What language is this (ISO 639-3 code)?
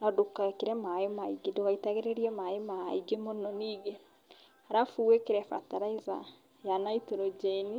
kik